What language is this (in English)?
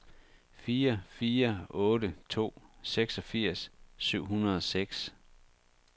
Danish